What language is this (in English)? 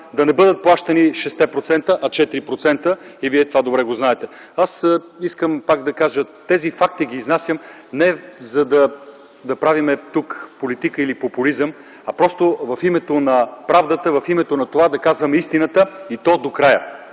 Bulgarian